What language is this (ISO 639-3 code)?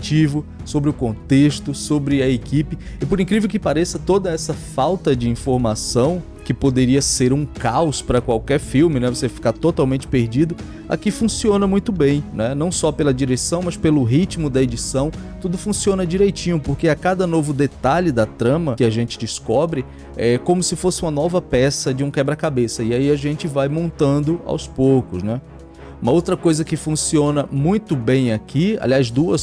por